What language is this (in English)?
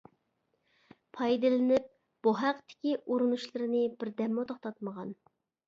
Uyghur